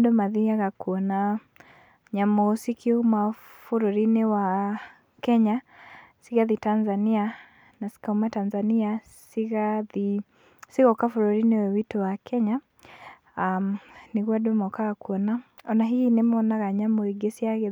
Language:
Kikuyu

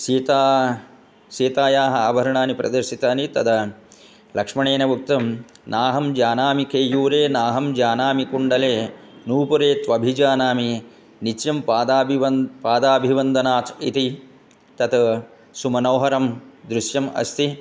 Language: Sanskrit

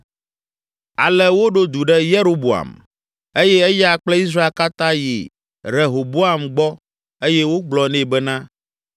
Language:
Ewe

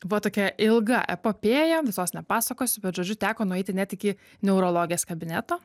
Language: Lithuanian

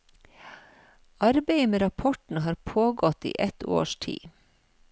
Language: Norwegian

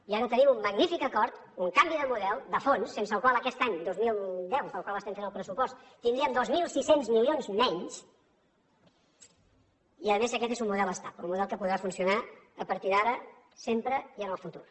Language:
Catalan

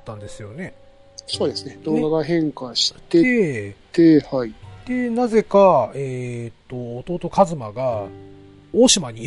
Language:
Japanese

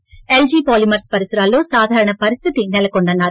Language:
Telugu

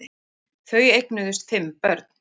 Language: Icelandic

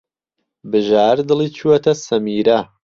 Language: Central Kurdish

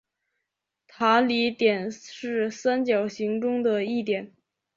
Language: Chinese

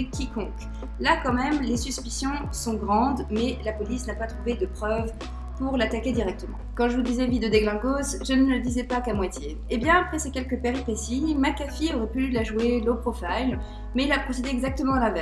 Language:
French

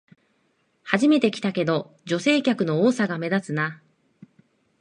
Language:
Japanese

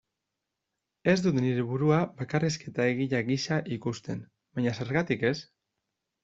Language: Basque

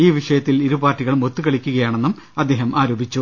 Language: Malayalam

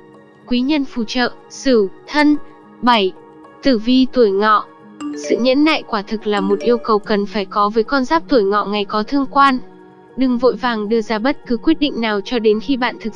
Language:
Vietnamese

